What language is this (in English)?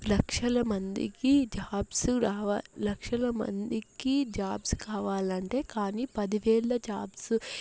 Telugu